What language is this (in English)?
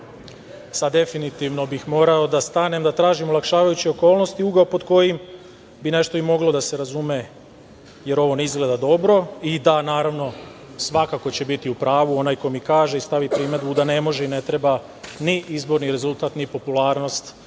Serbian